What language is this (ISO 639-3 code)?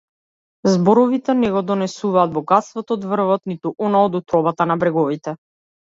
mkd